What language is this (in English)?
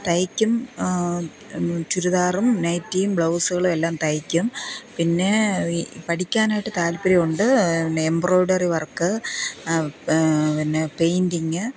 Malayalam